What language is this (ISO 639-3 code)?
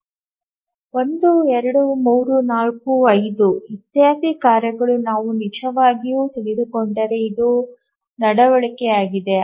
kan